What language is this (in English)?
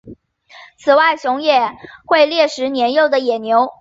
Chinese